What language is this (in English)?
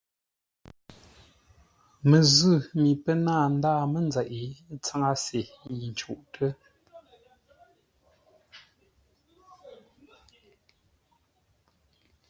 Ngombale